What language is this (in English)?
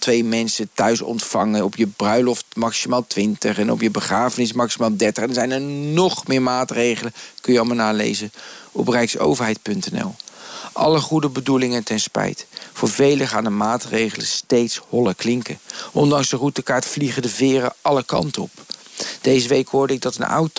Dutch